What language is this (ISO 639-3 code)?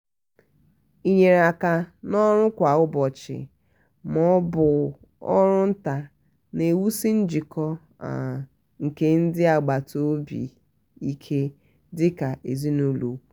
ibo